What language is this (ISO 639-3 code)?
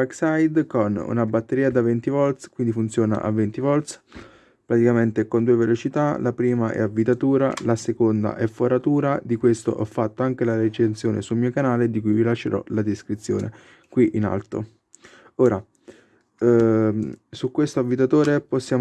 ita